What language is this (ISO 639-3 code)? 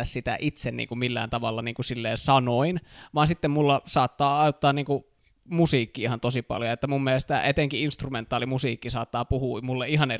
fin